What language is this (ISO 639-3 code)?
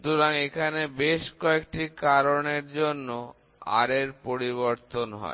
ben